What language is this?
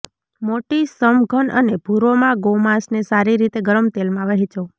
Gujarati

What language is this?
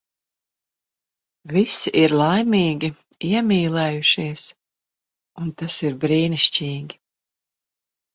Latvian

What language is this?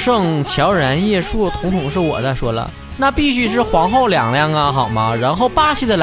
Chinese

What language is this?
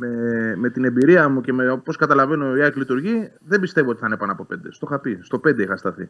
Greek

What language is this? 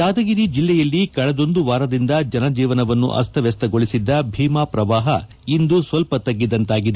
Kannada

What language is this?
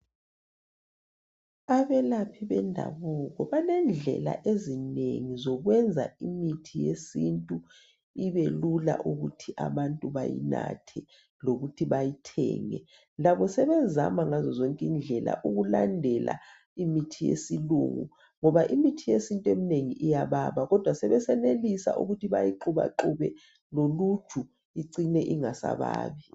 North Ndebele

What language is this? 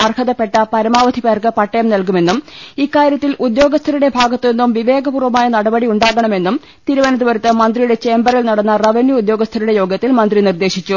Malayalam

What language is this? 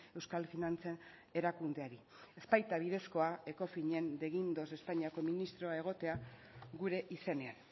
Basque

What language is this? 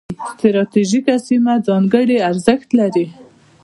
Pashto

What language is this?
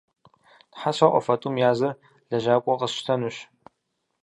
Kabardian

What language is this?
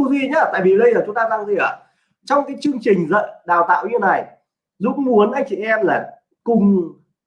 Vietnamese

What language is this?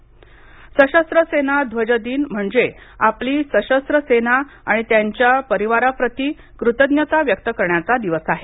Marathi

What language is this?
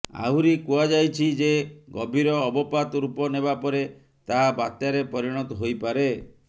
Odia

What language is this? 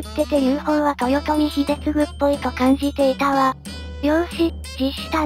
Japanese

